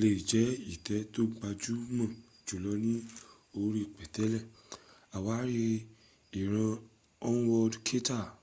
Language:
Yoruba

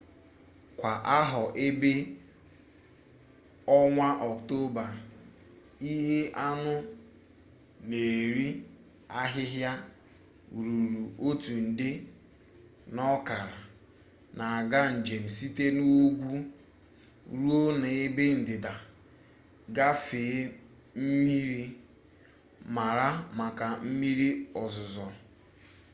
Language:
Igbo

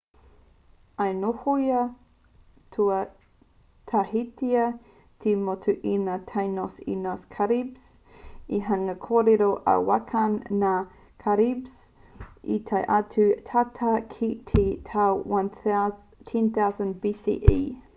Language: Māori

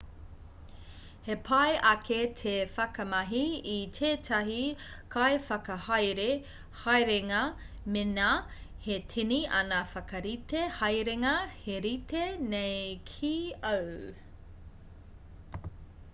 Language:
Māori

